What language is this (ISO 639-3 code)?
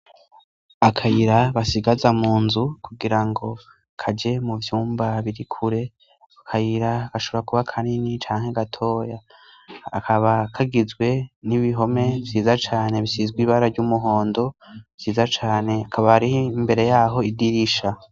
run